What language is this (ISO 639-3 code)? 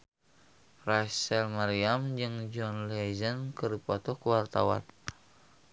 sun